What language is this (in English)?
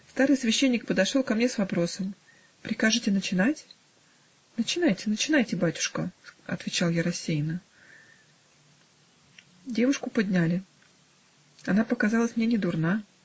Russian